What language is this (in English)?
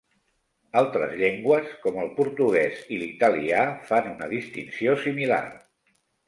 Catalan